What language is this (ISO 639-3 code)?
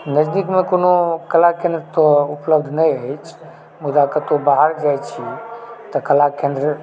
mai